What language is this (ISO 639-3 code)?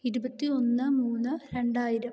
mal